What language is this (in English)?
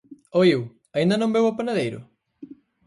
Galician